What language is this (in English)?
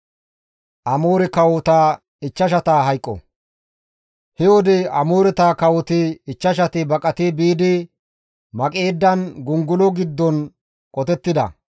Gamo